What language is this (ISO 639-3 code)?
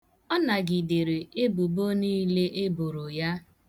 ibo